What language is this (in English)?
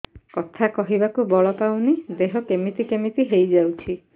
Odia